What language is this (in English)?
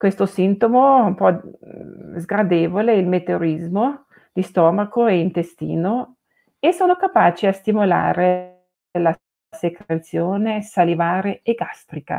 Italian